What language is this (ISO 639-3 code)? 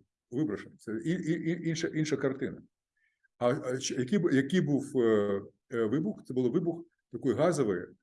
ukr